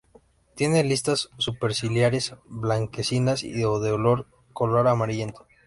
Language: Spanish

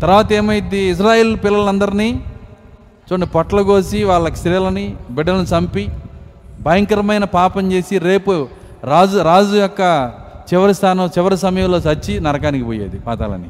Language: Telugu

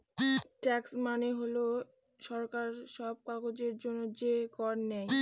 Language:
Bangla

